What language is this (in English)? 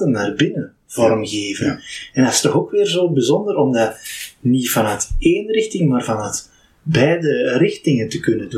Dutch